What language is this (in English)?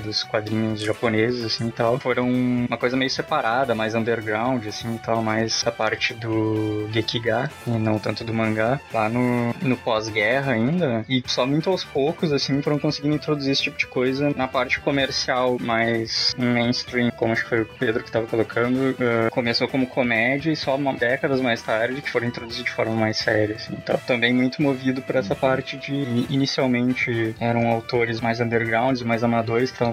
Portuguese